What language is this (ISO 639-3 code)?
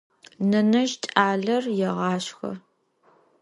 ady